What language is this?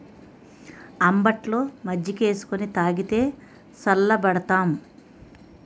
Telugu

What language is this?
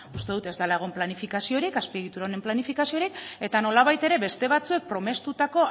Basque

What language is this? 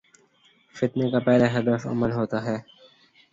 Urdu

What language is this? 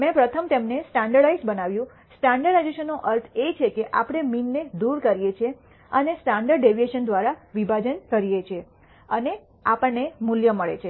Gujarati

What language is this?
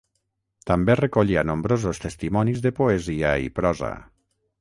Catalan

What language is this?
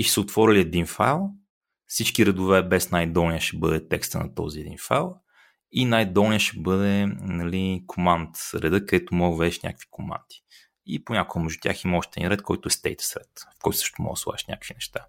Bulgarian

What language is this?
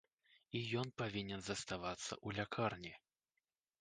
Belarusian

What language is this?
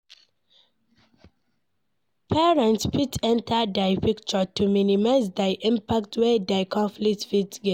Nigerian Pidgin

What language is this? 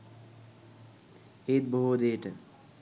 Sinhala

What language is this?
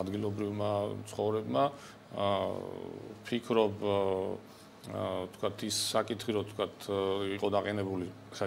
Romanian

